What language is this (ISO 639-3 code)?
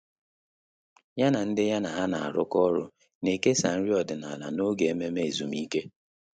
ibo